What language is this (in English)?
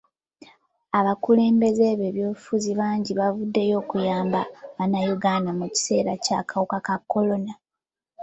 Ganda